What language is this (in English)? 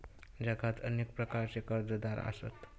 Marathi